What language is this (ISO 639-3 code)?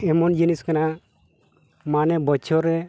sat